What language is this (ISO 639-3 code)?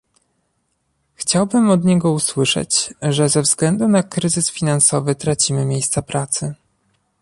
pol